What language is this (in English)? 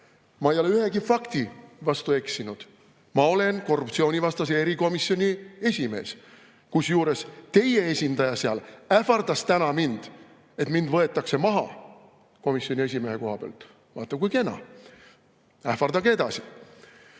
Estonian